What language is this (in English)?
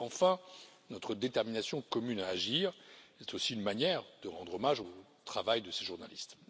French